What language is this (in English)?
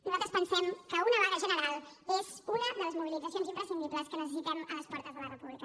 Catalan